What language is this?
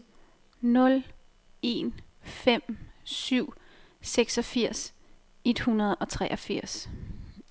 Danish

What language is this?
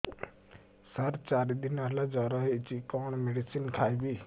Odia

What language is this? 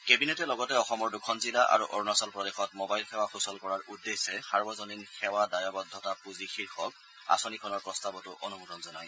Assamese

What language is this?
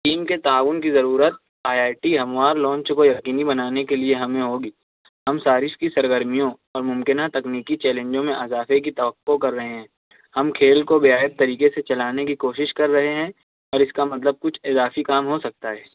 Urdu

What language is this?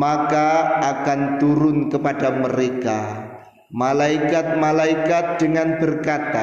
Indonesian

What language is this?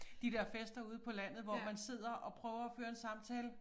Danish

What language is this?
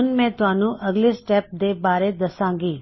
Punjabi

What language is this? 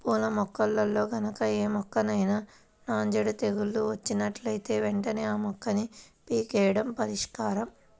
Telugu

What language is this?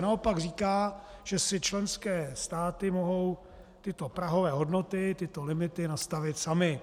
Czech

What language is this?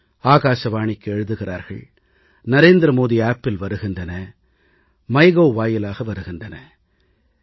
Tamil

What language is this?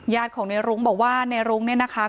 Thai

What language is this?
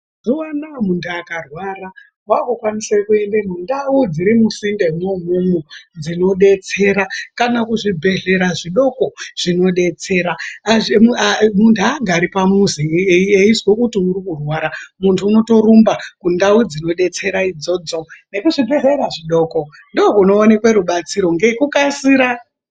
Ndau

